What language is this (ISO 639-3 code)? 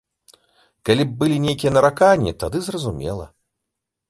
bel